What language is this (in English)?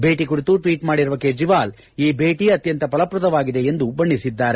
Kannada